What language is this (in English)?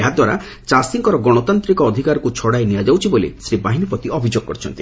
Odia